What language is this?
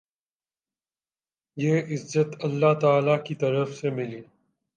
Urdu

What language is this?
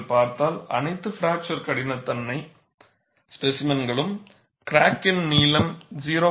Tamil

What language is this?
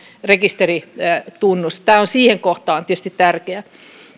Finnish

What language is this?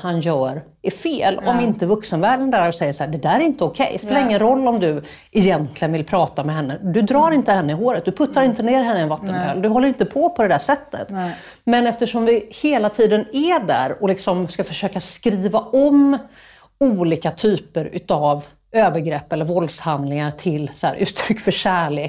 Swedish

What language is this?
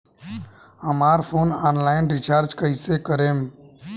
Bhojpuri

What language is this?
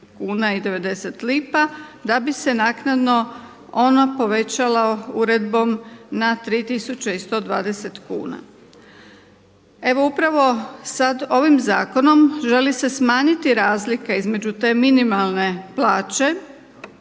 Croatian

